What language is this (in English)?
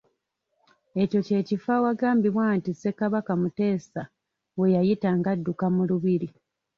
Ganda